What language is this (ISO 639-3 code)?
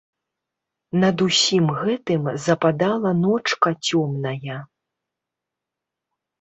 bel